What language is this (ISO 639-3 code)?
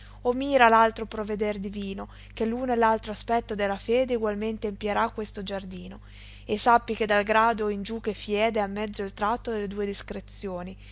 ita